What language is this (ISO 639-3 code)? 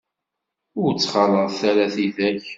kab